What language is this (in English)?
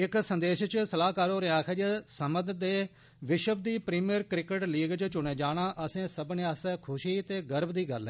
Dogri